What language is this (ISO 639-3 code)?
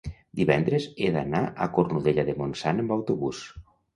cat